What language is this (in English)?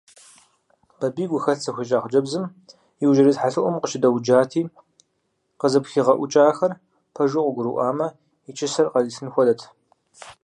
Kabardian